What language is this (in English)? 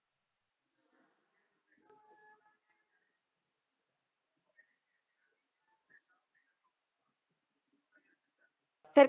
Punjabi